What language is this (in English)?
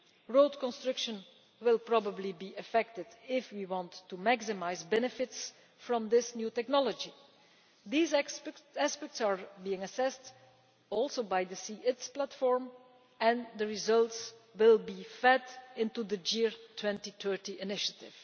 English